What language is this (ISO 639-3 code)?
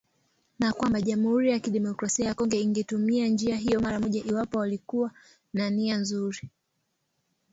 swa